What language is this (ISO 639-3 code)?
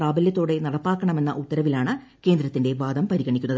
mal